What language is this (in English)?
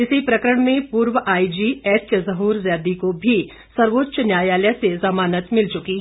Hindi